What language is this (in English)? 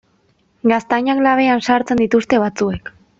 Basque